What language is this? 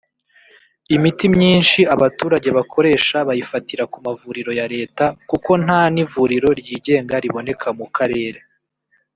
Kinyarwanda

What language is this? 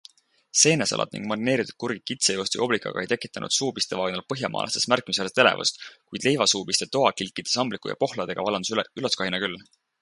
Estonian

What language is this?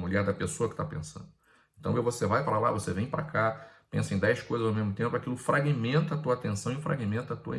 Portuguese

